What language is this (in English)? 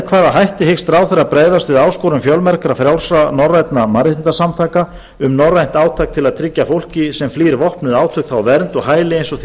Icelandic